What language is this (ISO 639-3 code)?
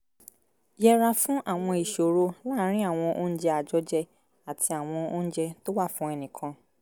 yor